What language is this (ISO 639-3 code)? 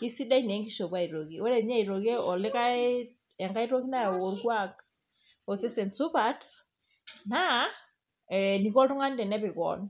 mas